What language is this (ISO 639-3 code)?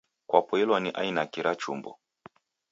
dav